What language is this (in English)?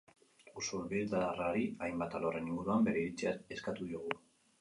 Basque